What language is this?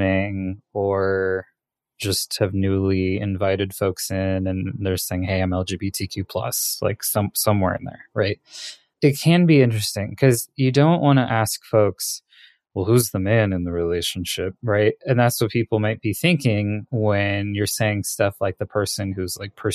English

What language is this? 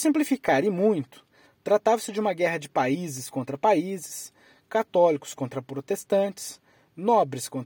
Portuguese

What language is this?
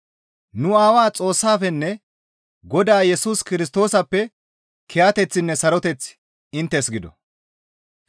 Gamo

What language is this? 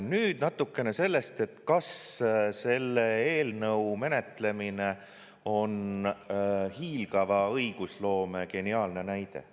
Estonian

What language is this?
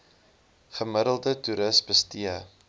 Afrikaans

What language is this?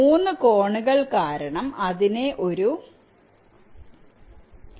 Malayalam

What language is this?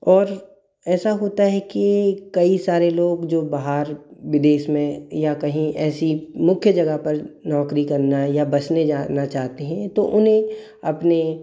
Hindi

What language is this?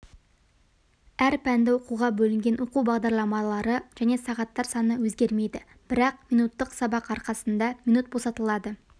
Kazakh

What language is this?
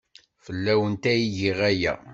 Kabyle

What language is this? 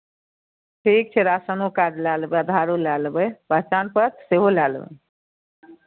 Maithili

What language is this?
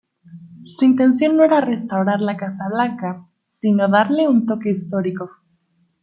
Spanish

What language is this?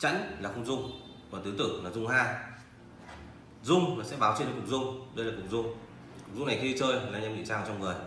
Vietnamese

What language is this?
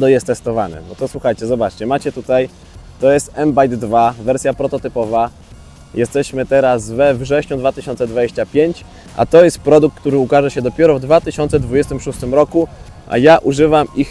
Polish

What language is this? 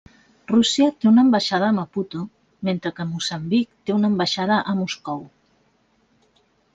Catalan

